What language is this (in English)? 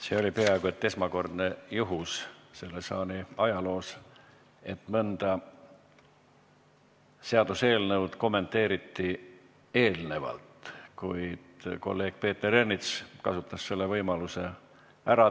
Estonian